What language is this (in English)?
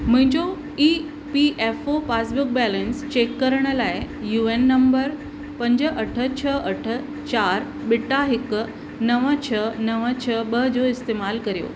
Sindhi